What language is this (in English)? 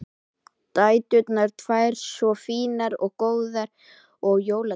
Icelandic